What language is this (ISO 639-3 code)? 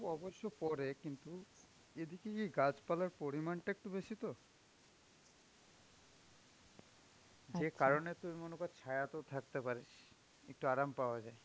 ben